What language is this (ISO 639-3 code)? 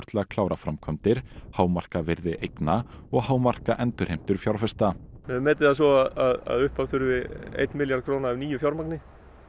isl